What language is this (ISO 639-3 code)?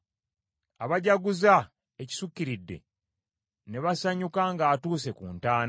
lug